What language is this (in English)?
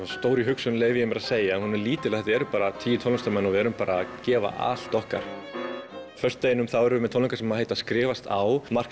Icelandic